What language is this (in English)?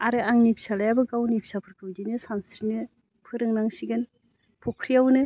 Bodo